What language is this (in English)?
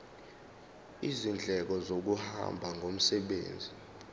Zulu